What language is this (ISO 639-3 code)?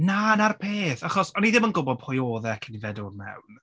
cym